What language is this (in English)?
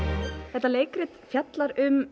Icelandic